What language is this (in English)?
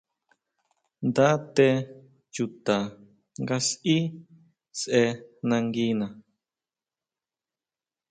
Huautla Mazatec